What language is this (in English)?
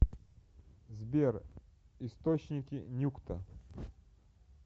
Russian